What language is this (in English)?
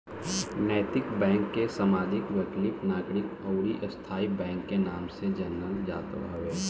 Bhojpuri